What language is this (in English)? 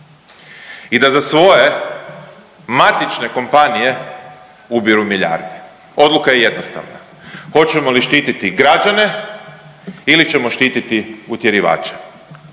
Croatian